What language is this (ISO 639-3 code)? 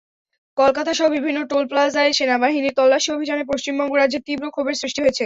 ben